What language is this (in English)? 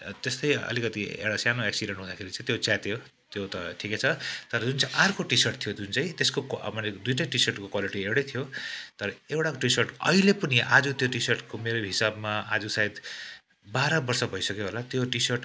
Nepali